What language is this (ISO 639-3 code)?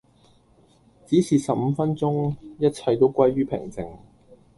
yue